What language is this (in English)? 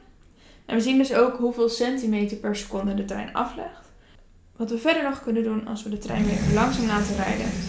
Dutch